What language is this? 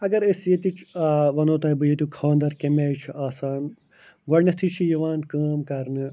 Kashmiri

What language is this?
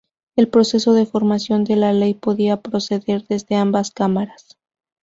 Spanish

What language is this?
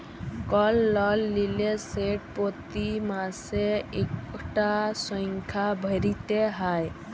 Bangla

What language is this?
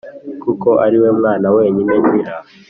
Kinyarwanda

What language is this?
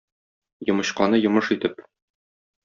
Tatar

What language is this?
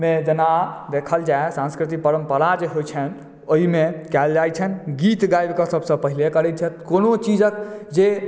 Maithili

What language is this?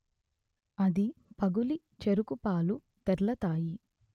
Telugu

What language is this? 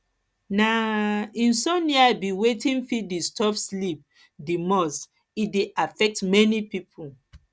Nigerian Pidgin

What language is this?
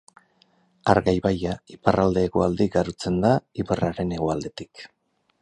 Basque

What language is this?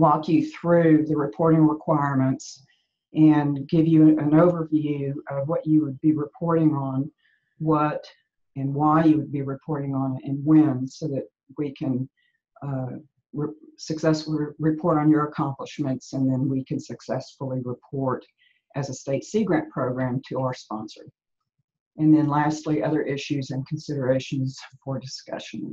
English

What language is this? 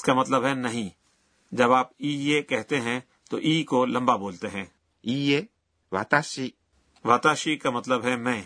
Urdu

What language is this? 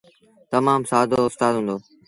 Sindhi Bhil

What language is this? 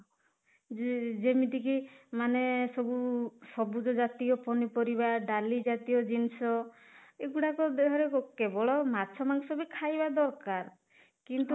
Odia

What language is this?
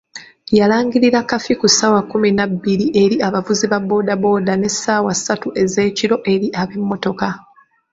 Ganda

